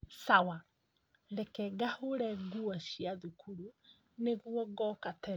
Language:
Kikuyu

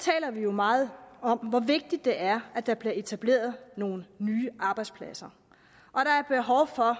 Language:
Danish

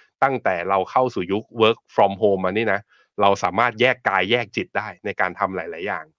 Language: Thai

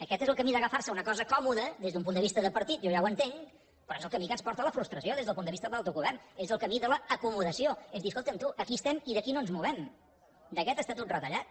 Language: Catalan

